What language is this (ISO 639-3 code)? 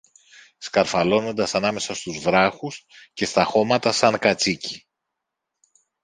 ell